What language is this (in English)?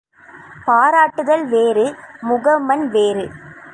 Tamil